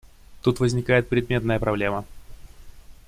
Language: Russian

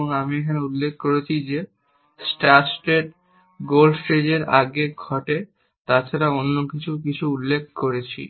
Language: Bangla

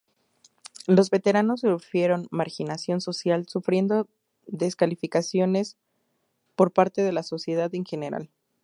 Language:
Spanish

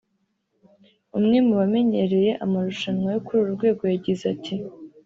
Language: Kinyarwanda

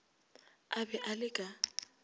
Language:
Northern Sotho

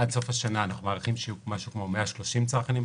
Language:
Hebrew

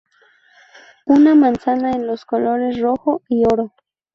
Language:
Spanish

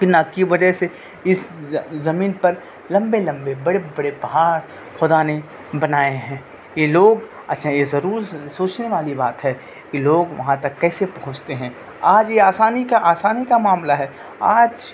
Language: Urdu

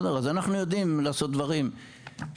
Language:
Hebrew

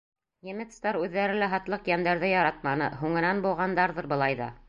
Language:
Bashkir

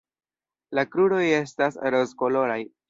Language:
Esperanto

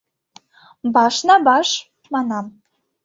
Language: Mari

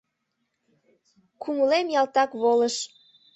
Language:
Mari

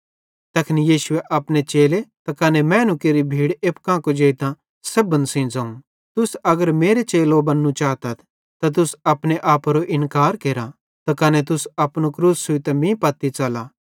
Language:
Bhadrawahi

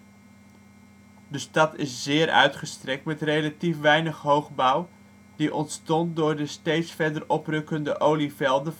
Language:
Dutch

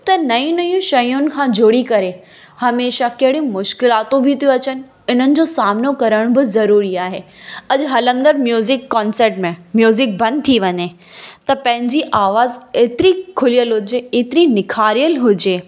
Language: Sindhi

